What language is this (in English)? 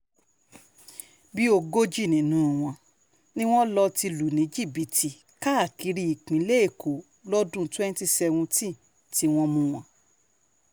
Yoruba